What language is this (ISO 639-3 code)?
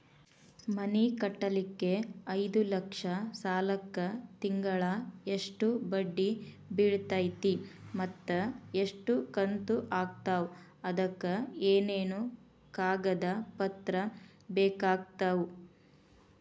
kan